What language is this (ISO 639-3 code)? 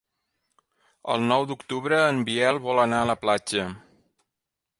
cat